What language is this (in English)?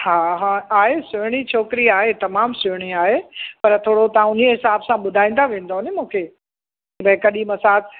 Sindhi